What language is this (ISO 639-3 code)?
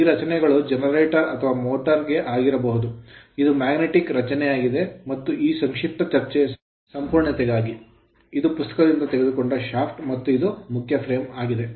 kan